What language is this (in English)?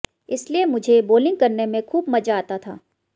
Hindi